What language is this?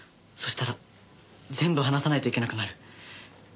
Japanese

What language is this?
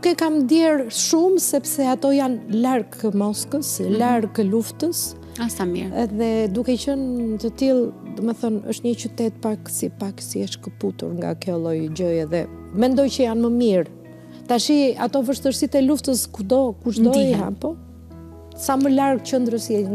Romanian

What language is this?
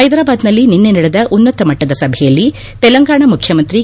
Kannada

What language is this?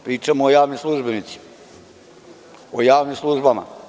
Serbian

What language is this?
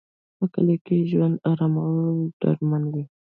Pashto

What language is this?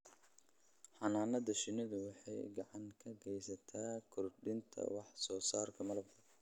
Somali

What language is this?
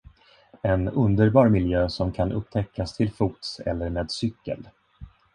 Swedish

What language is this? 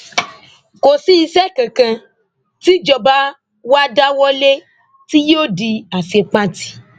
Yoruba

